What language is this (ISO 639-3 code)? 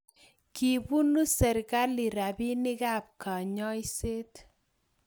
kln